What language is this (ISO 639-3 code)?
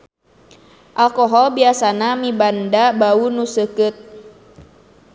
sun